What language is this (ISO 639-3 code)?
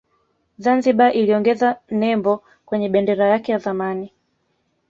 swa